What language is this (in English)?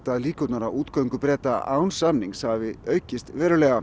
Icelandic